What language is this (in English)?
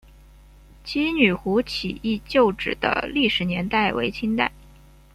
Chinese